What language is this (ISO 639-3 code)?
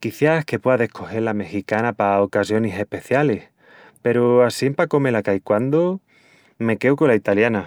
ext